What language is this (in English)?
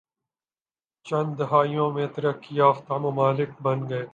Urdu